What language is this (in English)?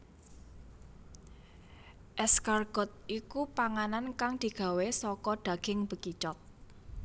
Javanese